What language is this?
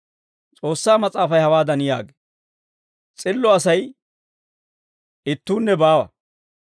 Dawro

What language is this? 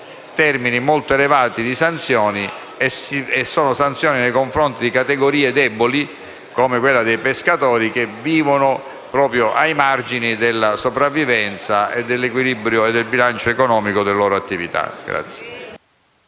Italian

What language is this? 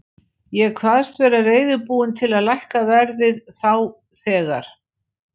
Icelandic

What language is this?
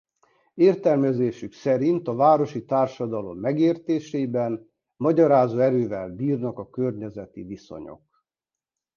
Hungarian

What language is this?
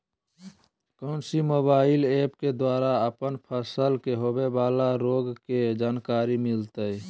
Magahi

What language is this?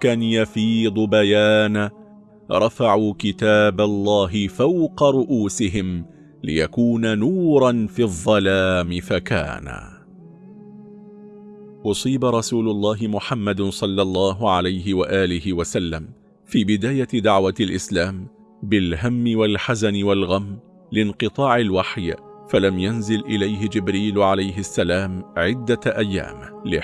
Arabic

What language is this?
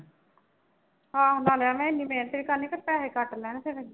Punjabi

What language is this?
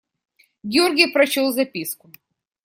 Russian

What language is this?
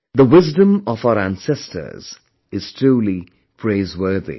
English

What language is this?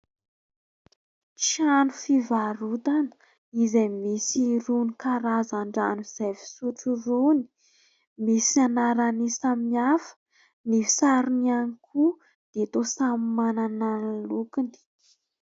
Malagasy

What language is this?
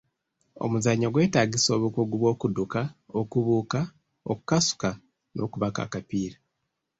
Ganda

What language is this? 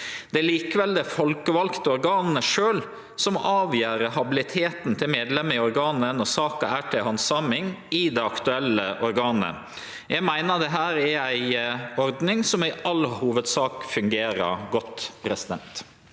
Norwegian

